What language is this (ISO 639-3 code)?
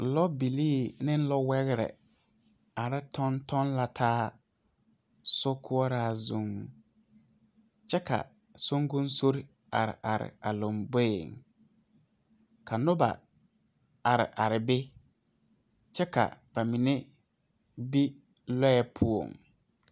dga